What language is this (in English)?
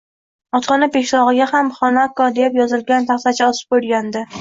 Uzbek